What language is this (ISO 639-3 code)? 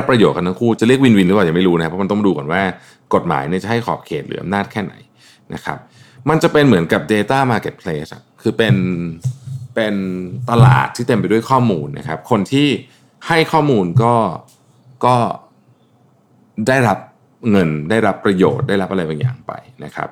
tha